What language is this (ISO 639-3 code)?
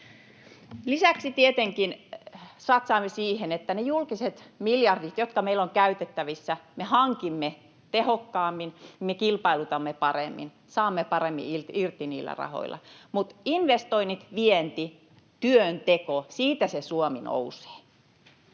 fin